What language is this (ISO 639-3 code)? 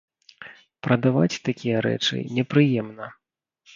bel